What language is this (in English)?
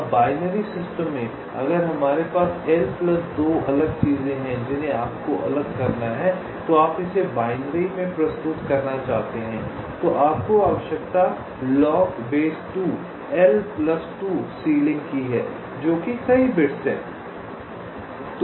Hindi